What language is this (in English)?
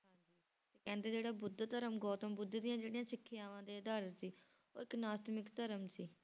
Punjabi